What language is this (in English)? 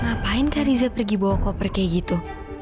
Indonesian